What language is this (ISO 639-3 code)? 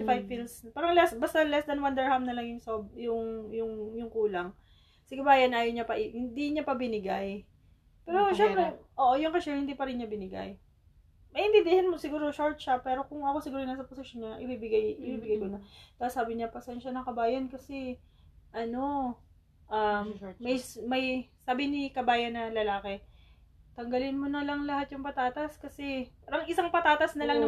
fil